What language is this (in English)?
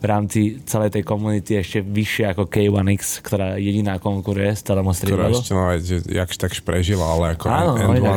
Slovak